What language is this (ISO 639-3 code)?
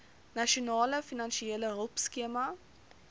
afr